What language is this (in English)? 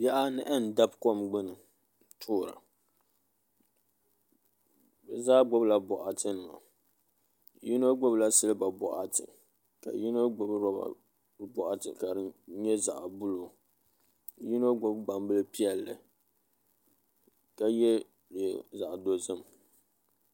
Dagbani